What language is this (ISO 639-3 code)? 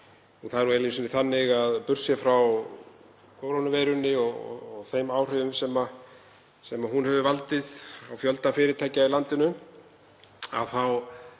isl